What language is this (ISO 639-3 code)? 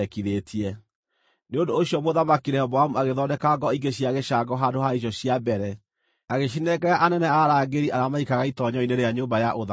kik